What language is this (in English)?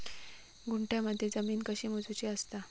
Marathi